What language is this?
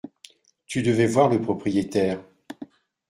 French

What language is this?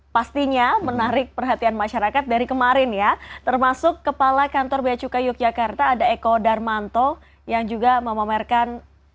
Indonesian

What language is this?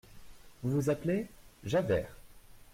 French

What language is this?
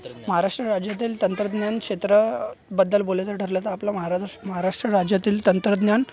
Marathi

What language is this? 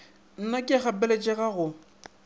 Northern Sotho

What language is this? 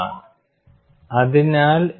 Malayalam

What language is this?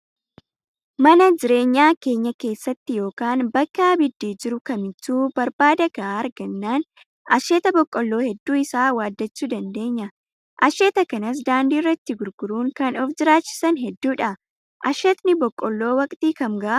Oromo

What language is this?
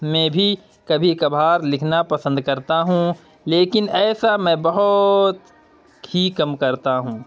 Urdu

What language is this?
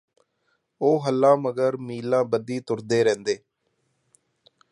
Punjabi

